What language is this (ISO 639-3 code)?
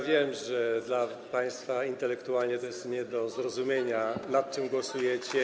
pol